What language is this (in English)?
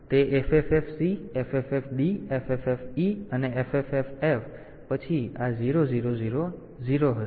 Gujarati